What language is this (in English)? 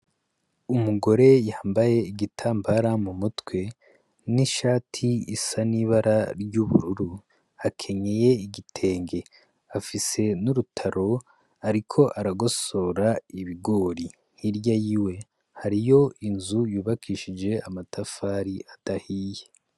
Rundi